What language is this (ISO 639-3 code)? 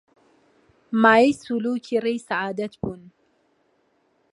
ckb